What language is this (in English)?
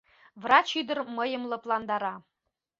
Mari